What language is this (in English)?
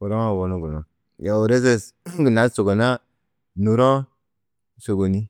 Tedaga